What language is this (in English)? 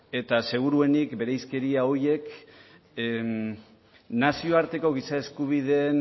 Basque